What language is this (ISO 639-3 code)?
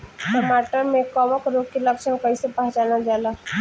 bho